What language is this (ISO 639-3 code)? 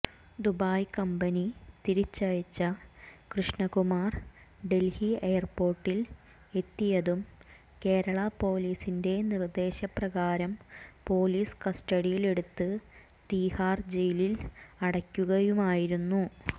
mal